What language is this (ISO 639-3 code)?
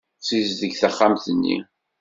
kab